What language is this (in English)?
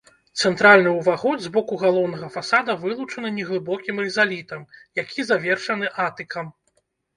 Belarusian